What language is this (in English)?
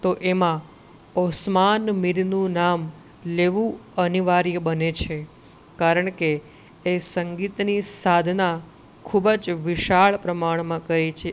Gujarati